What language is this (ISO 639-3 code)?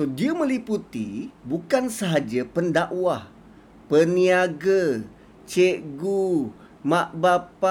msa